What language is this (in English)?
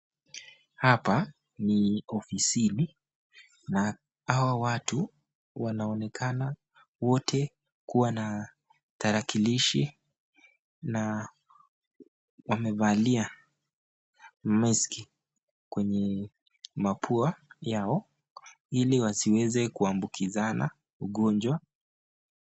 Swahili